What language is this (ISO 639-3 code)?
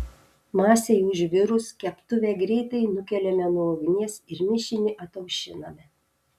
lit